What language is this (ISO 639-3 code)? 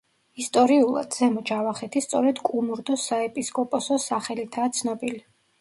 kat